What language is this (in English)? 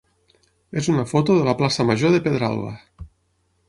Catalan